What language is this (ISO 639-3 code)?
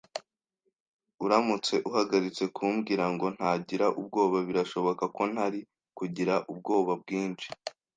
kin